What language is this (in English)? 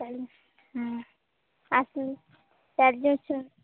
Odia